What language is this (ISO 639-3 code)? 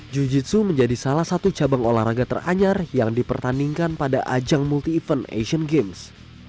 ind